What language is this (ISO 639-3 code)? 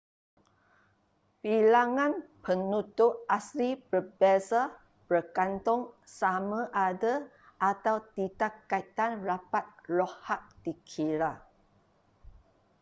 msa